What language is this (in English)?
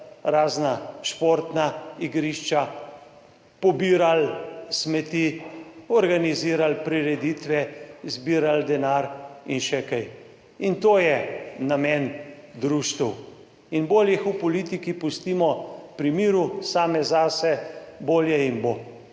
Slovenian